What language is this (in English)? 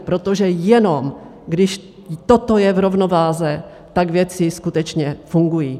Czech